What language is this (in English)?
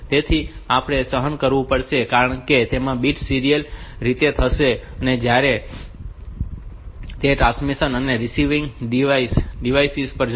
Gujarati